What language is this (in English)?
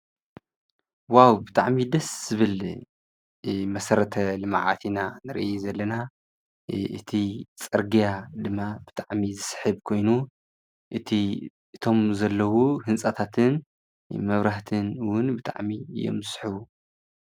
Tigrinya